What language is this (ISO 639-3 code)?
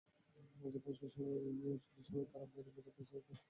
ben